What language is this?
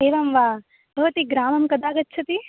Sanskrit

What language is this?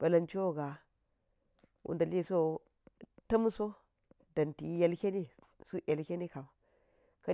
Geji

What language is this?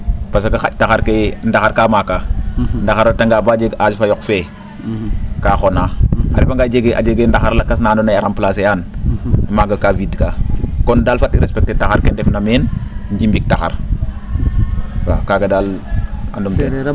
Serer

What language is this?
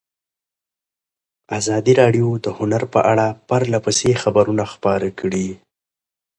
Pashto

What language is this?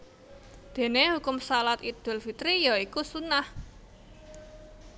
Javanese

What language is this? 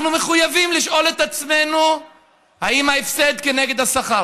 Hebrew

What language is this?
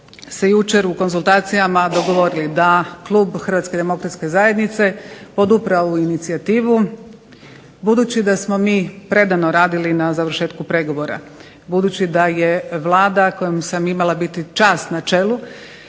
Croatian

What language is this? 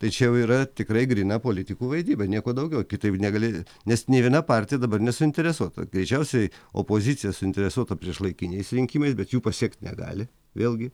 Lithuanian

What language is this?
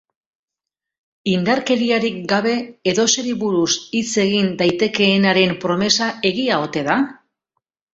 Basque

